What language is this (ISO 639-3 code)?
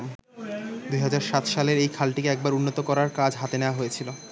ben